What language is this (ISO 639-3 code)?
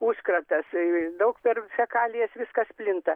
lit